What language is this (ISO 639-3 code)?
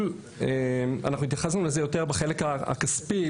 heb